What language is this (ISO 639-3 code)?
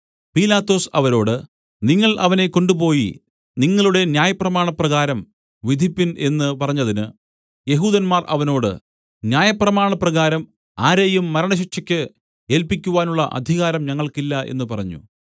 mal